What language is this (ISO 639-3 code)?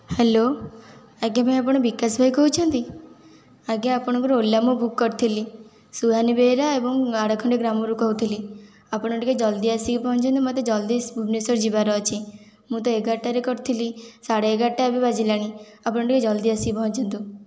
ori